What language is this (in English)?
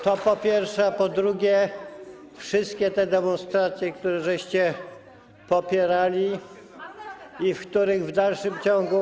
Polish